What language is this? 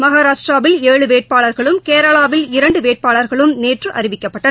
Tamil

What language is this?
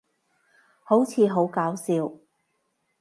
Cantonese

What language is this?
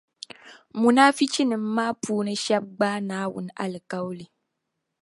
Dagbani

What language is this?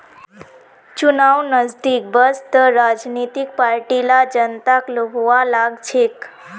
Magahi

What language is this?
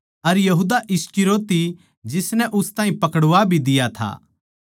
Haryanvi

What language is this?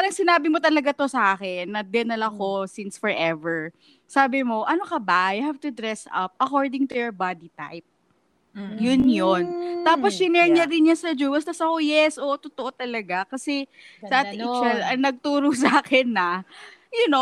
Filipino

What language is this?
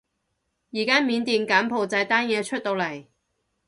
Cantonese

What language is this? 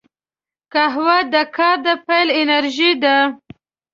Pashto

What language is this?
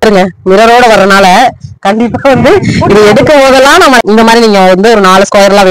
Romanian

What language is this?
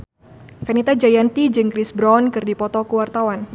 Sundanese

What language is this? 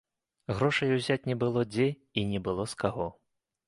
Belarusian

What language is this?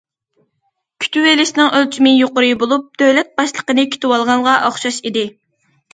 Uyghur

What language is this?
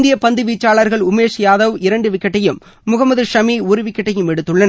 Tamil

